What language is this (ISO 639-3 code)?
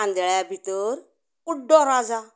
kok